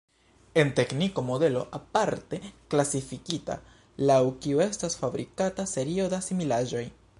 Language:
Esperanto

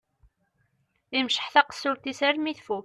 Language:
Kabyle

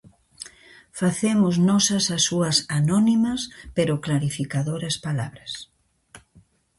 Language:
Galician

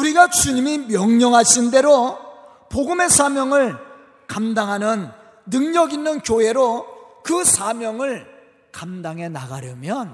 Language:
Korean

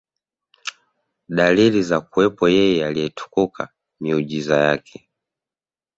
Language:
Swahili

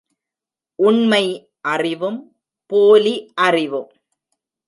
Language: Tamil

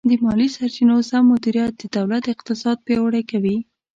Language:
Pashto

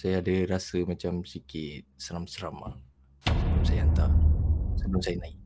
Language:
Malay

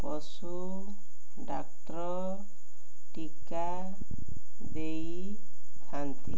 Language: Odia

